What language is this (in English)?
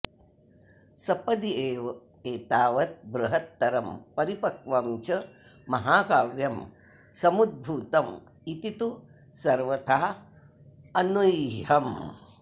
Sanskrit